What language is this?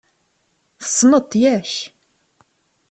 Kabyle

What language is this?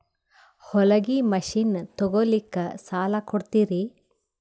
Kannada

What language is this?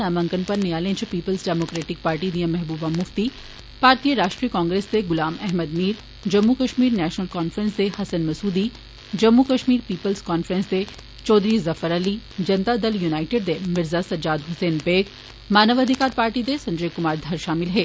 Dogri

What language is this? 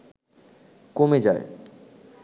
Bangla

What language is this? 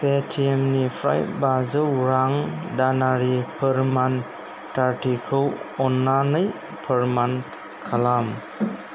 Bodo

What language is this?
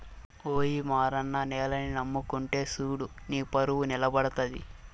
Telugu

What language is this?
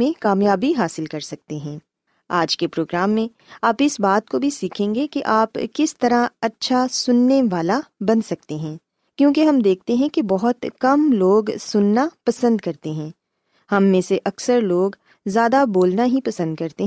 Urdu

